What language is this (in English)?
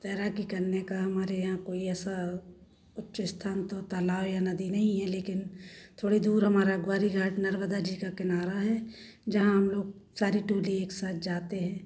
Hindi